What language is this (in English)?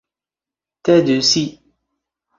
Standard Moroccan Tamazight